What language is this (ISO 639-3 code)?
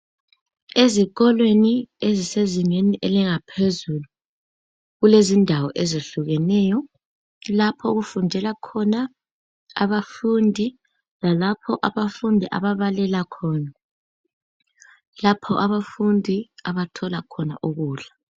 nde